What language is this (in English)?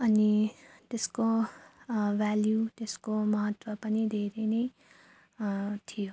Nepali